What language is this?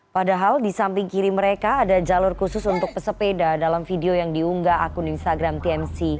Indonesian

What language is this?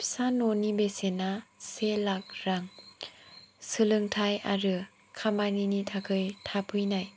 Bodo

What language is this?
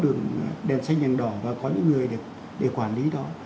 Vietnamese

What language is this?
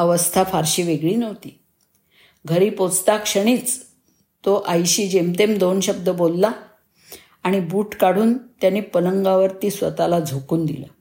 Marathi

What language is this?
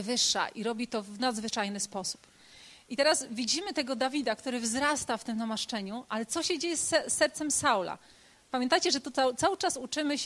Polish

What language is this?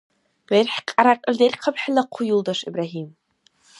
Dargwa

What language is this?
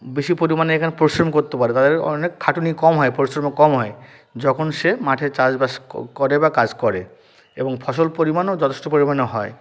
Bangla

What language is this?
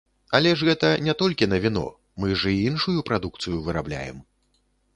Belarusian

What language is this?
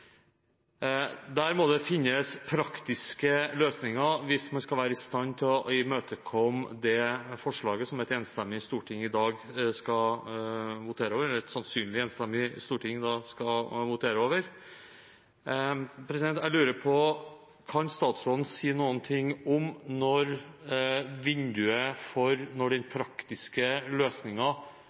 Norwegian Bokmål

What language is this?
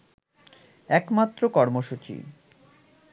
Bangla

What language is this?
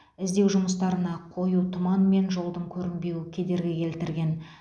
Kazakh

